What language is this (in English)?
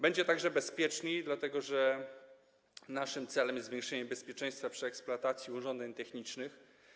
Polish